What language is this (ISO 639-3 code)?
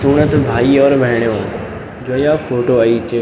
gbm